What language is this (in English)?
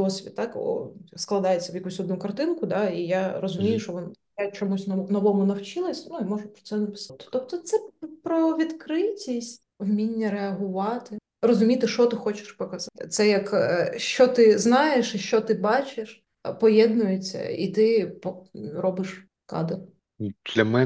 Ukrainian